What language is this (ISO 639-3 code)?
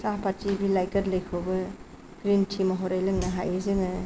brx